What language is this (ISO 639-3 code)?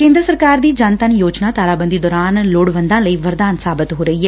pan